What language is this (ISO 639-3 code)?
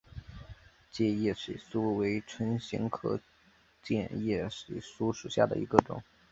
zho